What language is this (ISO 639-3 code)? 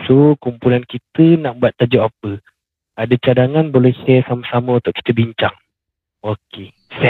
msa